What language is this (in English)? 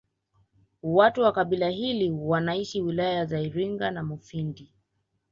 Swahili